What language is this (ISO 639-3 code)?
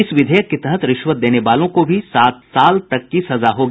hin